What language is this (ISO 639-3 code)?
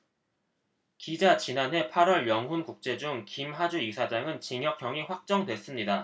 kor